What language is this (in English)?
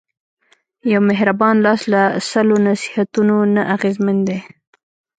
Pashto